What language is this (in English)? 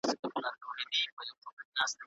Pashto